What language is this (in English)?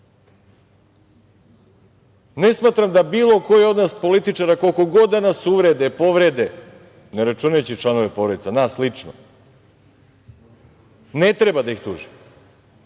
Serbian